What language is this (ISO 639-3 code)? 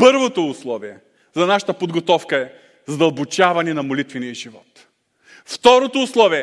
bul